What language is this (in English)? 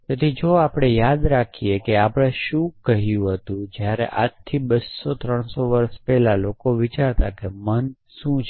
Gujarati